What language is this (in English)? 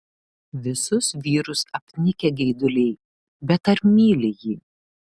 Lithuanian